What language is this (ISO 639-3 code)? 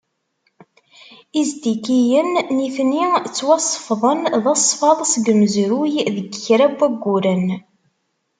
kab